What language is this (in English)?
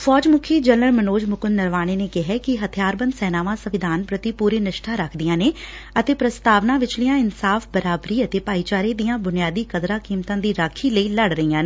Punjabi